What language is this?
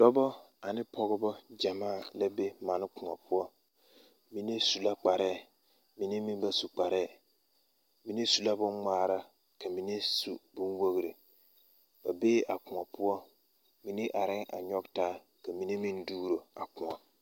Southern Dagaare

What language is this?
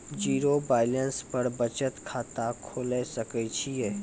Maithili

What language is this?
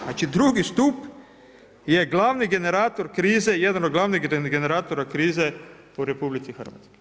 Croatian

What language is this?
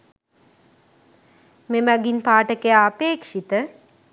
Sinhala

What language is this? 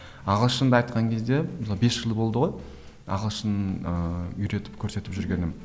Kazakh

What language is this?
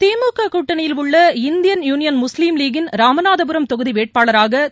Tamil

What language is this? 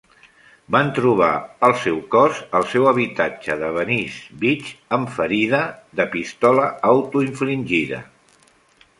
Catalan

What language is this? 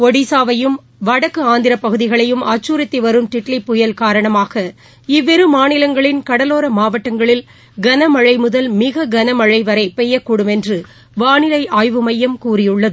Tamil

